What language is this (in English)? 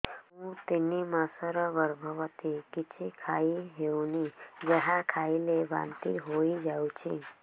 Odia